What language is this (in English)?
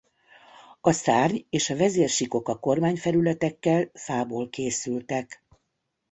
Hungarian